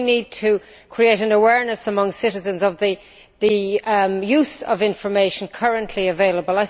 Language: English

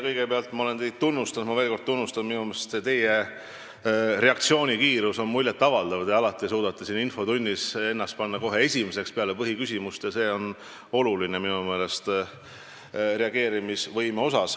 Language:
Estonian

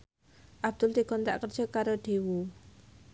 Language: Javanese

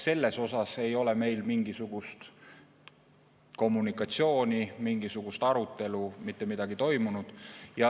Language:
Estonian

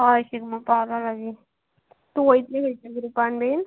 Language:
Konkani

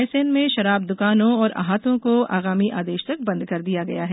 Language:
Hindi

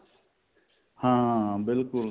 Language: Punjabi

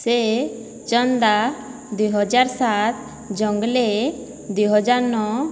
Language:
Odia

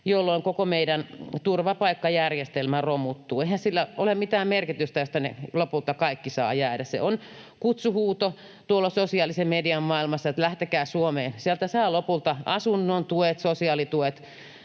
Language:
Finnish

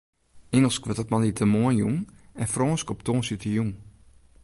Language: Western Frisian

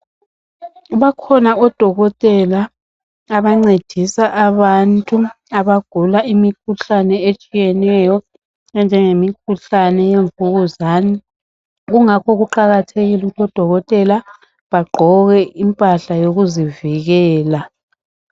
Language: North Ndebele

